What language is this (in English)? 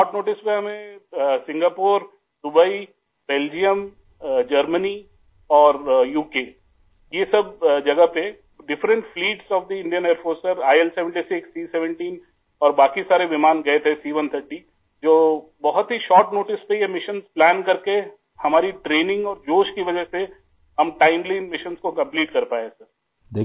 Urdu